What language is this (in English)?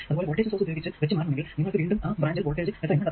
Malayalam